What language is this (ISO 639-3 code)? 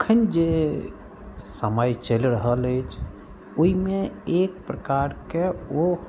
mai